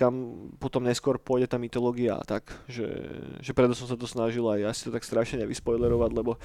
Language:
Slovak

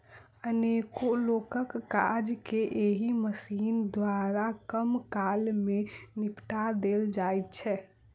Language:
Maithili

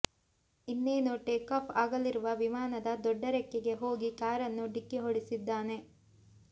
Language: Kannada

